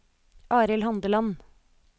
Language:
Norwegian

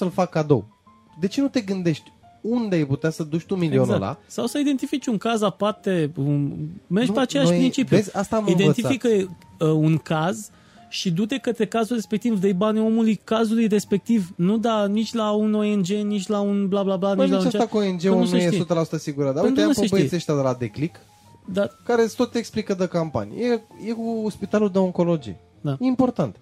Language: Romanian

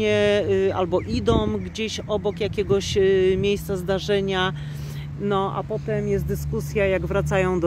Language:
Polish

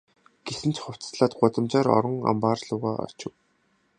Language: Mongolian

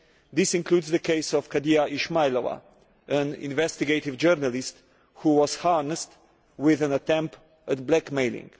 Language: English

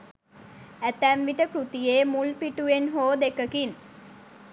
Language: Sinhala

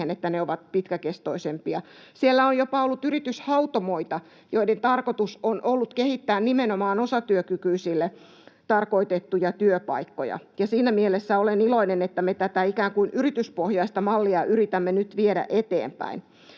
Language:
Finnish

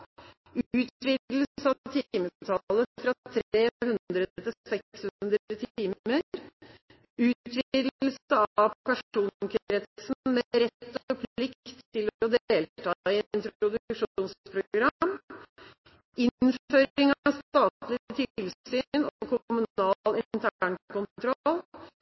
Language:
Norwegian Bokmål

